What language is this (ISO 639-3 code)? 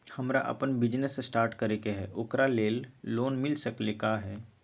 mag